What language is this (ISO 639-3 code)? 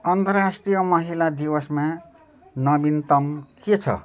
nep